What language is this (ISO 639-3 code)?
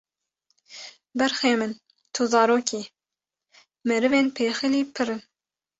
kur